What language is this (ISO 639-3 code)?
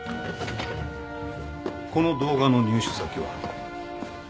jpn